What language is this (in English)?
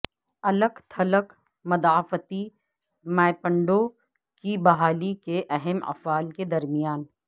Urdu